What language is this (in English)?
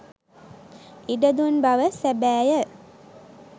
Sinhala